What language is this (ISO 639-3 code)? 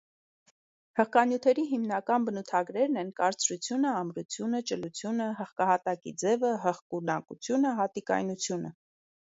hye